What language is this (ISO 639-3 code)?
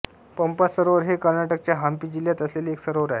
mar